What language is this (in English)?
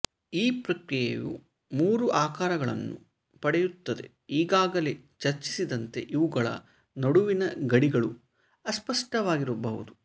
Kannada